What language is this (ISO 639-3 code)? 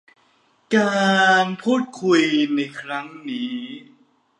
tha